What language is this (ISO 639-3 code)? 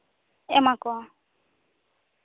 sat